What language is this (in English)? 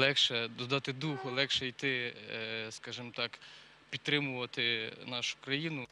Ukrainian